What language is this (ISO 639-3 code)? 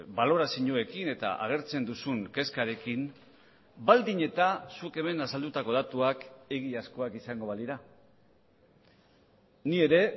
eus